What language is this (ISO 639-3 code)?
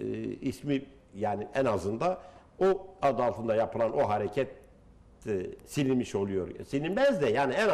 tur